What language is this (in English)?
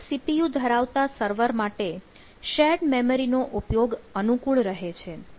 Gujarati